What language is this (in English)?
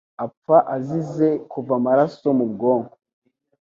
Kinyarwanda